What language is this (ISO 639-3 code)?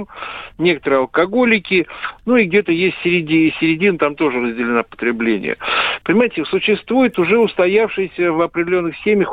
rus